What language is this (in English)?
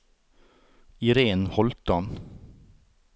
Norwegian